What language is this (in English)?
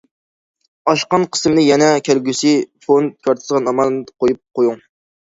Uyghur